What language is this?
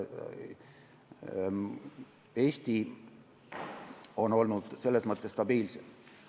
Estonian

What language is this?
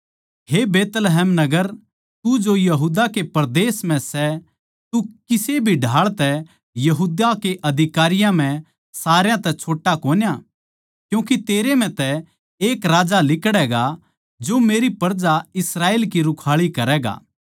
Haryanvi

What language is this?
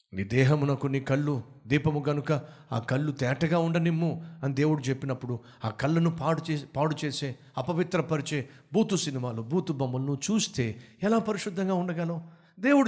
Telugu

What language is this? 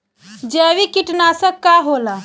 Bhojpuri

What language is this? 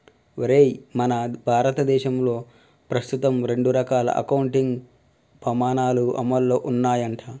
Telugu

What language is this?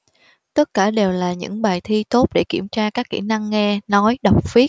Vietnamese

